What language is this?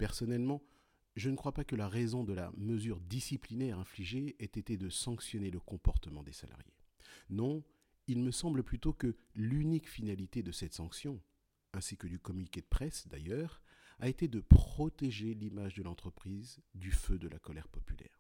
French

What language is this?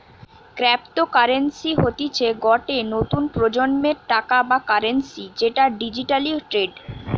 Bangla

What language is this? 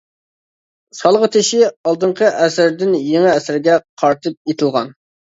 Uyghur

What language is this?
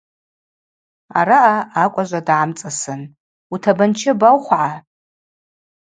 Abaza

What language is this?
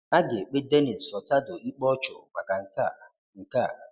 Igbo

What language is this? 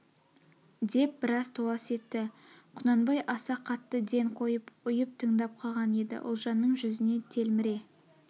Kazakh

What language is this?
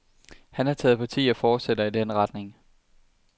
Danish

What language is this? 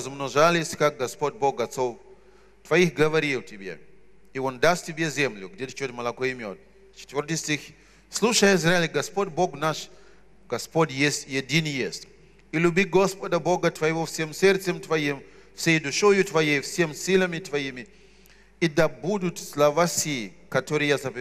Russian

